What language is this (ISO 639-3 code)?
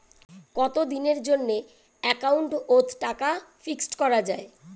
ben